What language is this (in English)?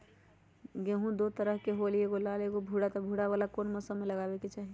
Magahi